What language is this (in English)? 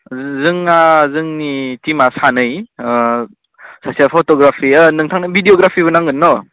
Bodo